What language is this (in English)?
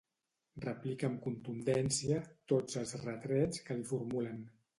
Catalan